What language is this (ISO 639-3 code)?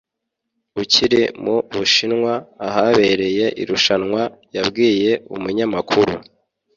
kin